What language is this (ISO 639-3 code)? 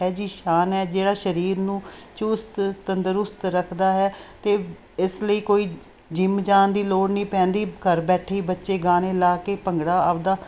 pan